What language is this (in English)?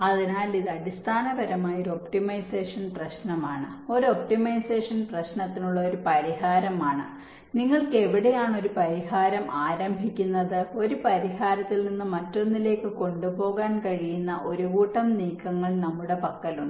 Malayalam